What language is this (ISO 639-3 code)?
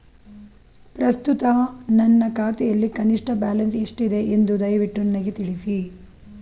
kan